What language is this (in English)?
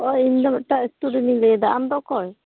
Santali